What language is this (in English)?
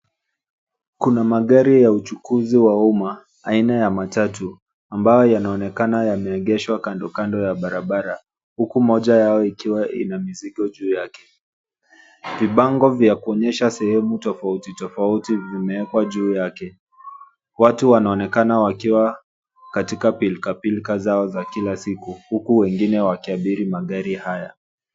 Swahili